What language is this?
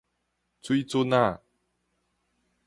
Min Nan Chinese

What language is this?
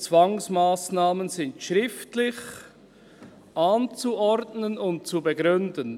Swiss German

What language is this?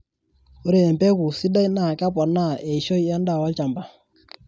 Masai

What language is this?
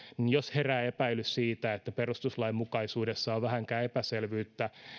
Finnish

